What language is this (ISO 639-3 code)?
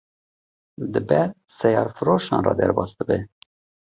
kur